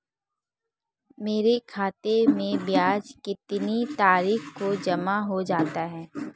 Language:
Hindi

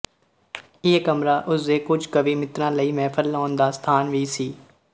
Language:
Punjabi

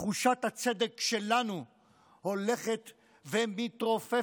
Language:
Hebrew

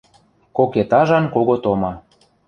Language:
Western Mari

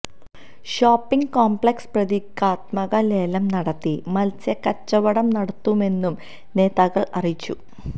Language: Malayalam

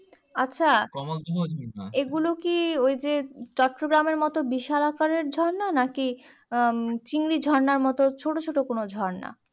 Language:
Bangla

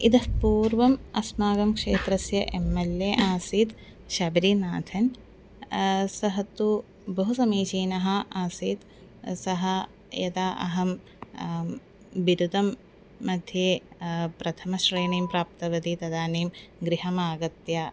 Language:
Sanskrit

